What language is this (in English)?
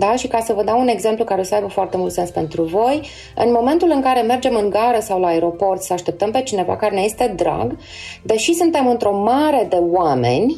Romanian